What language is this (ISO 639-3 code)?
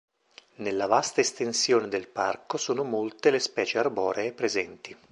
ita